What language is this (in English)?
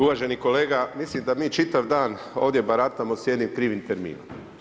Croatian